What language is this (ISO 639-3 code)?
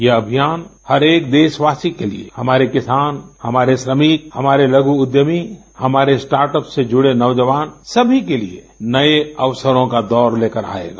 hin